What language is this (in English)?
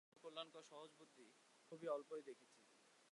Bangla